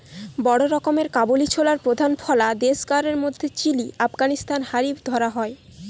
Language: Bangla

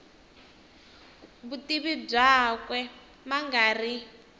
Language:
Tsonga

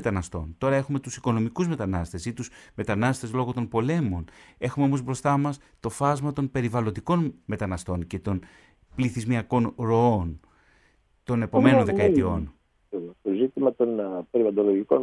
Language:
Greek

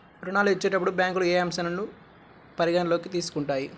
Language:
Telugu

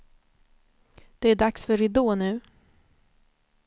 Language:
Swedish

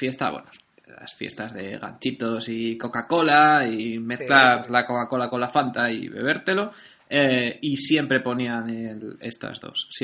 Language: Spanish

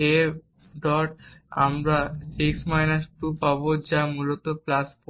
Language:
Bangla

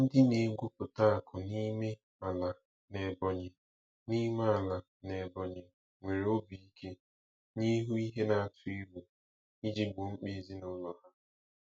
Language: Igbo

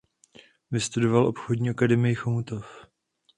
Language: Czech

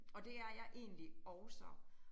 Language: Danish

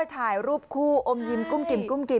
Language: Thai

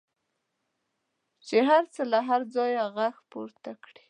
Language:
Pashto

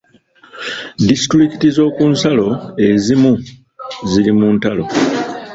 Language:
Ganda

